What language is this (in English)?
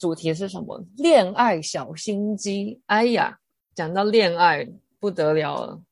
Chinese